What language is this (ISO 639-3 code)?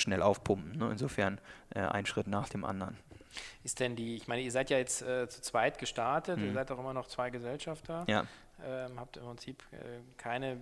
deu